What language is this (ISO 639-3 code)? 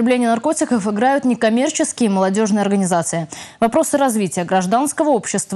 rus